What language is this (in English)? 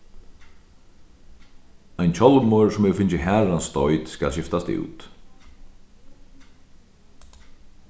Faroese